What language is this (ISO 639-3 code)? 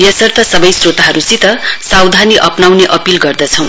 nep